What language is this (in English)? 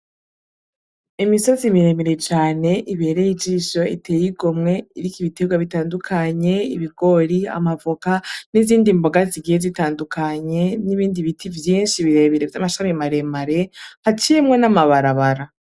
Rundi